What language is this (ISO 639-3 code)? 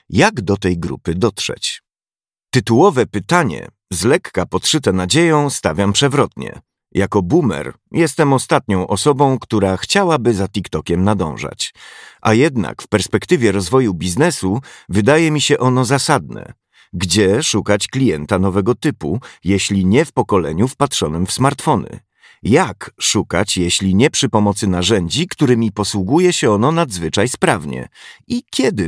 pol